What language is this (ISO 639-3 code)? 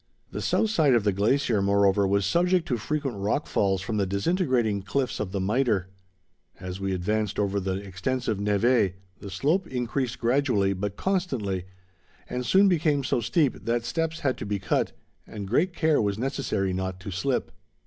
eng